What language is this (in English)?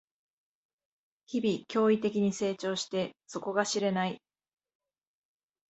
Japanese